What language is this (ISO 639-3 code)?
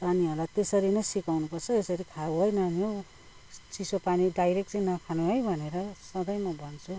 nep